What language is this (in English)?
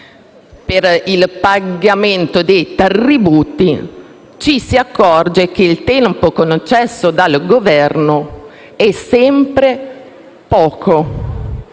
Italian